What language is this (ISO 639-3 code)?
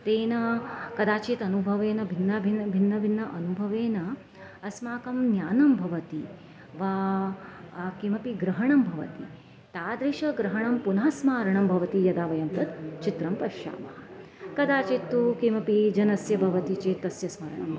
san